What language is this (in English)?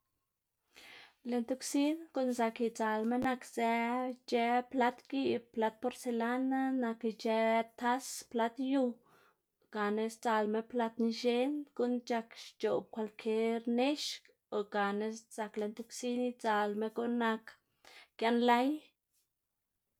Xanaguía Zapotec